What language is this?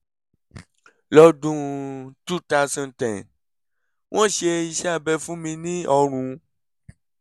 Yoruba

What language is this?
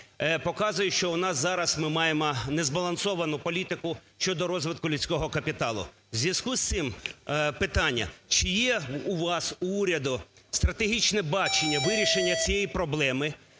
Ukrainian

